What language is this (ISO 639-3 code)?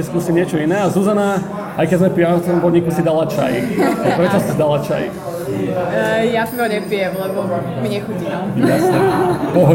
slk